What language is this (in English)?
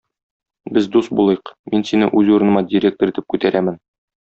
Tatar